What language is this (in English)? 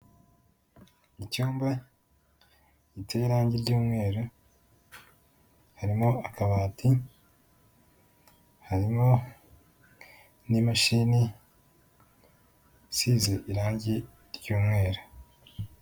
Kinyarwanda